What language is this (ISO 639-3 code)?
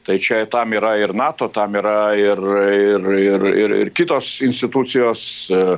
lit